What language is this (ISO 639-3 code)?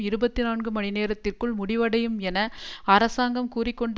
tam